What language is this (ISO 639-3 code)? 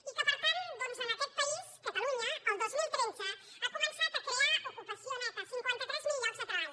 cat